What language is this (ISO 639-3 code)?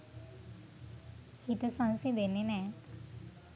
sin